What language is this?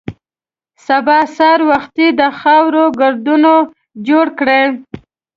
Pashto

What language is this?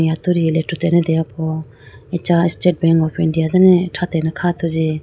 Idu-Mishmi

